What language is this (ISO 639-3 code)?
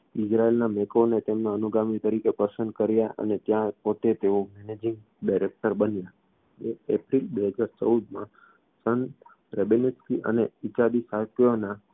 guj